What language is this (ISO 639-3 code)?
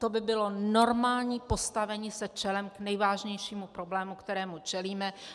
ces